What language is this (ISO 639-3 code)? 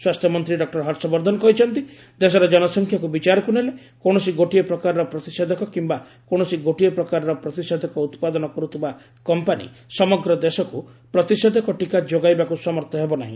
ori